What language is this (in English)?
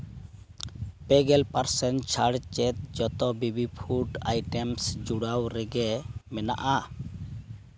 Santali